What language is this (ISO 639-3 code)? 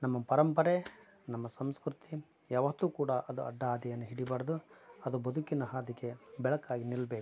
kan